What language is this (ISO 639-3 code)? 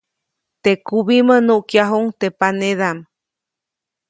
zoc